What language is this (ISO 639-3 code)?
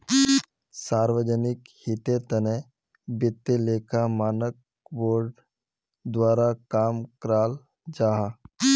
mag